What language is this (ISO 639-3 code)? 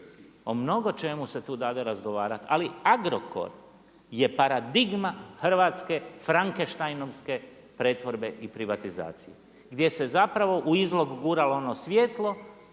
hrv